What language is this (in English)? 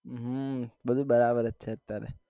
Gujarati